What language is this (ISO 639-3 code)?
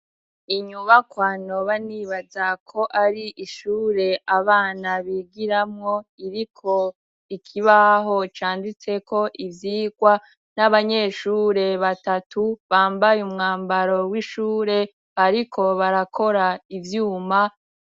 run